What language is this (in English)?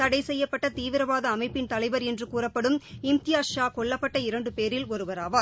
Tamil